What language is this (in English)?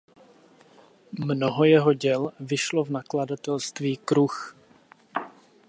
Czech